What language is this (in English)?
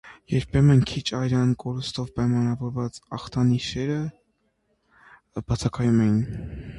Armenian